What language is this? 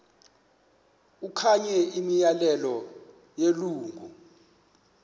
Xhosa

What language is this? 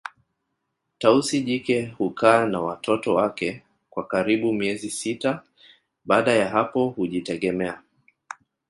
Swahili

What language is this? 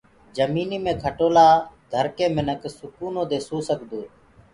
Gurgula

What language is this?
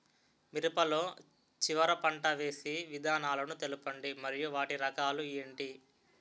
Telugu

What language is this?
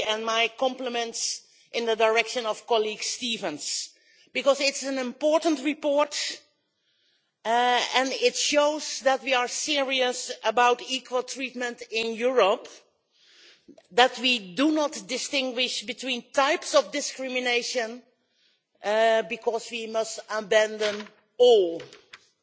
English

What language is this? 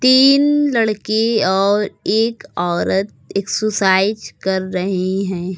Hindi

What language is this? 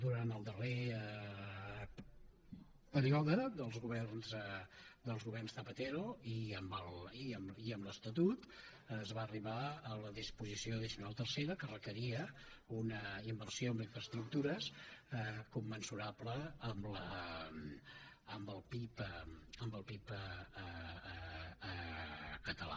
Catalan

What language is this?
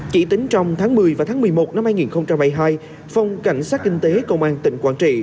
Vietnamese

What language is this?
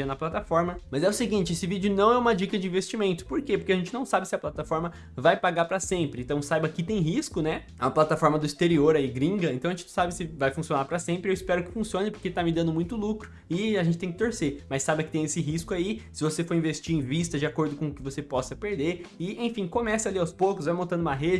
Portuguese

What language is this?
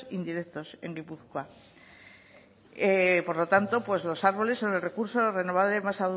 Spanish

